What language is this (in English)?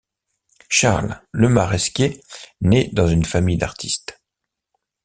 French